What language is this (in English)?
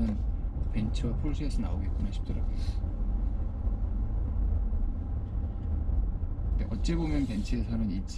Korean